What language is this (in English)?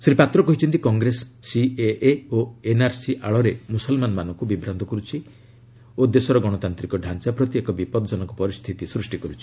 Odia